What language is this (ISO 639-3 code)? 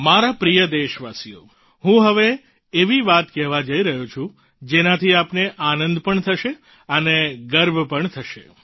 guj